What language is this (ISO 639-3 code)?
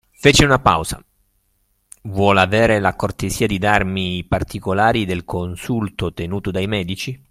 ita